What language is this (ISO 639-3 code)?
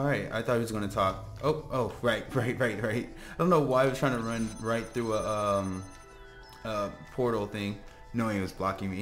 eng